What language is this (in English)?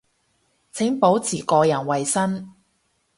Cantonese